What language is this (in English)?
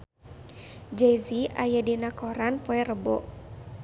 Sundanese